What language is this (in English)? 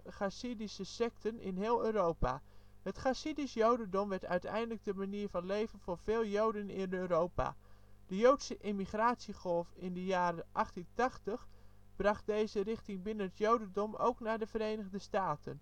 Dutch